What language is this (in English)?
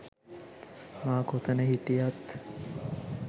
Sinhala